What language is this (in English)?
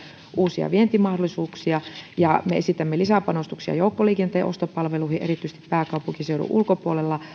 Finnish